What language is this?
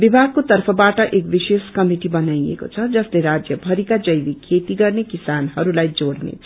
Nepali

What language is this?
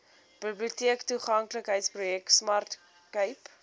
Afrikaans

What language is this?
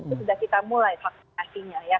Indonesian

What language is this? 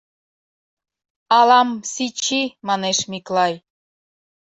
Mari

